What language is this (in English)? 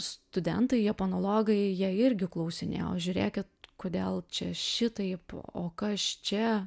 Lithuanian